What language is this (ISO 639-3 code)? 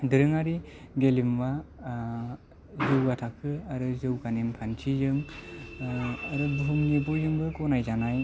brx